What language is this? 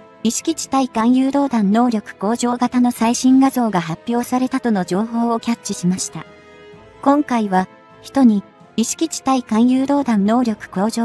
Japanese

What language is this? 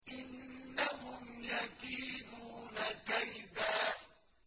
Arabic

